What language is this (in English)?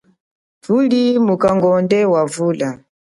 Chokwe